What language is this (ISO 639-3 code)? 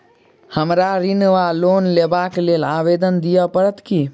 mai